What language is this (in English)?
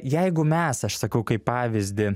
Lithuanian